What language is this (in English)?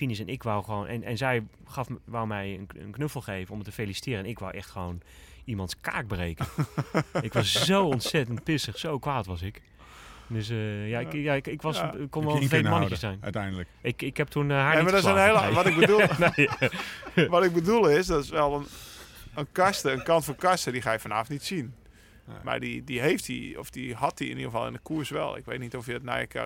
Dutch